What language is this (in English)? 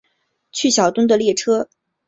Chinese